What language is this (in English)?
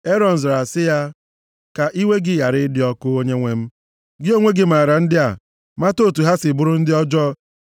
Igbo